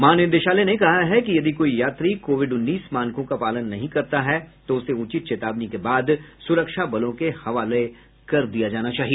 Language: Hindi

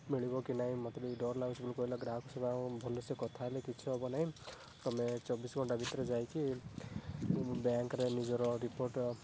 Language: Odia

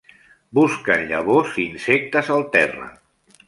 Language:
Catalan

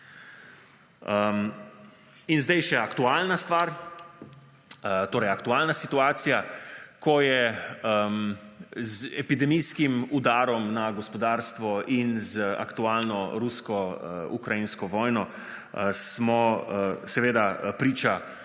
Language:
Slovenian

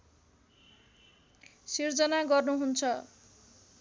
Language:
Nepali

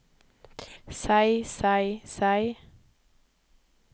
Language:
Norwegian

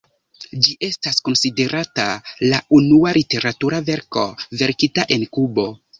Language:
Esperanto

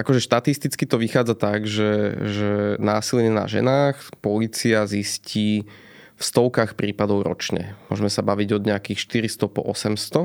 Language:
Slovak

